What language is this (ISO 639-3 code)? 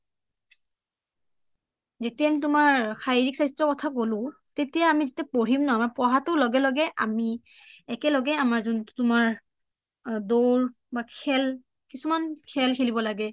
asm